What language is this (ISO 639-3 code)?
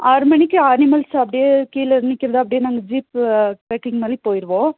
tam